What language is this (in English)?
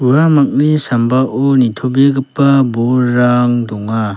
Garo